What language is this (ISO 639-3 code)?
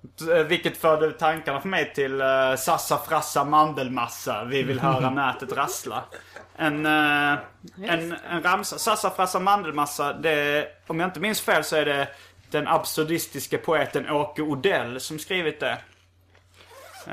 swe